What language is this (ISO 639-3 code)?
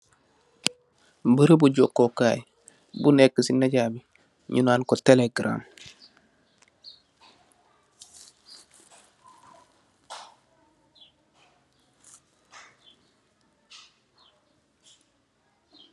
wol